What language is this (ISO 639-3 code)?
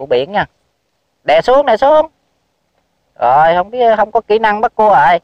vie